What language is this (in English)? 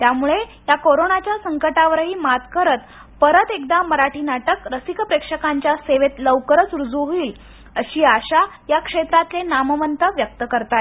Marathi